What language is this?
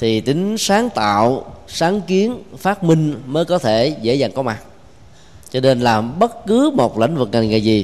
Vietnamese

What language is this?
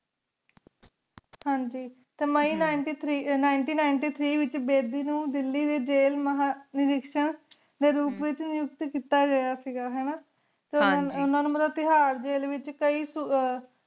Punjabi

